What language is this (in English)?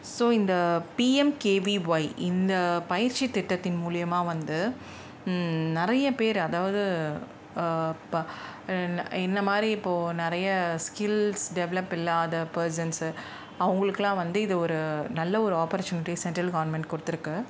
Tamil